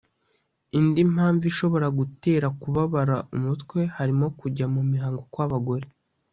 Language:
Kinyarwanda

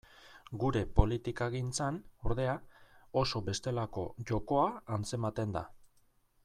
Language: Basque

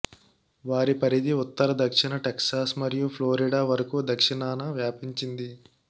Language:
Telugu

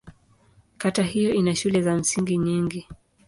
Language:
Swahili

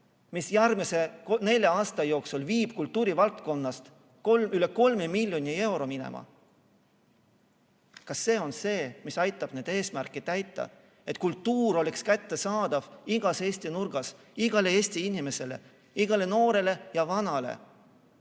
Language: Estonian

